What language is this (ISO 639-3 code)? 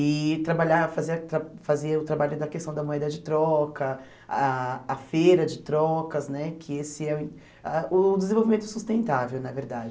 por